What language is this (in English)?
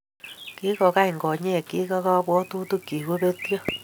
Kalenjin